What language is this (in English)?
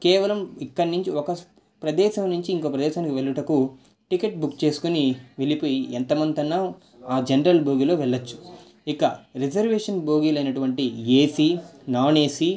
Telugu